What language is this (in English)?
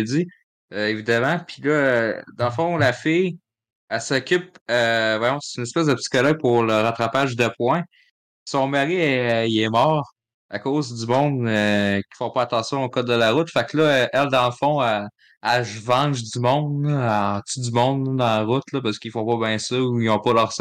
French